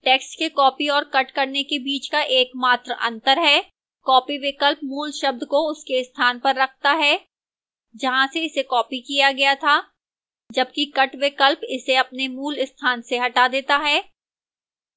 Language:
Hindi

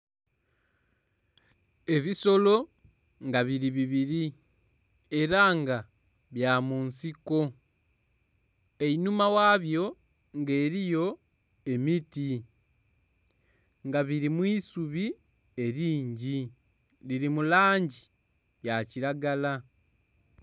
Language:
Soga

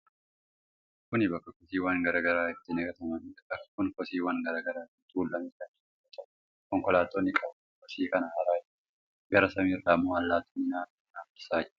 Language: Oromo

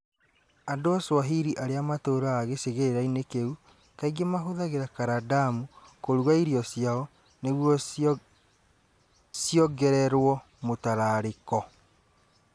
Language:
Kikuyu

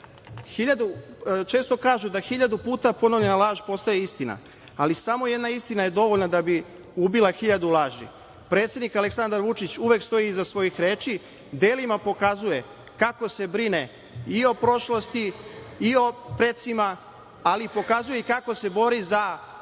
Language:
Serbian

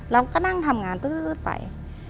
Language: Thai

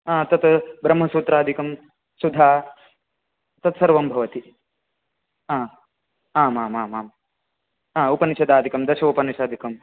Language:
Sanskrit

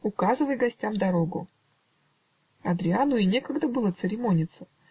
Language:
Russian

